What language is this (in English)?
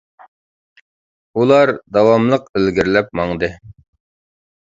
Uyghur